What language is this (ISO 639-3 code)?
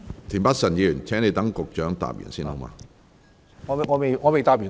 yue